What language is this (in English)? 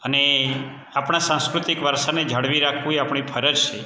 Gujarati